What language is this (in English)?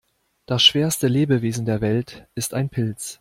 German